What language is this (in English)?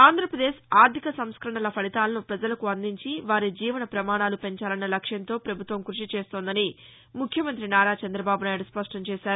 Telugu